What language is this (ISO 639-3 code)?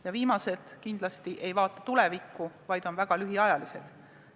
est